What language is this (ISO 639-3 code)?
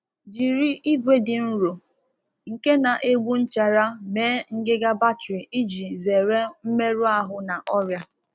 ibo